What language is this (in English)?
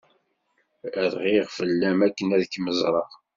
Kabyle